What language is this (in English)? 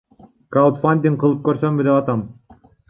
Kyrgyz